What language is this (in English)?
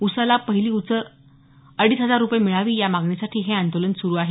Marathi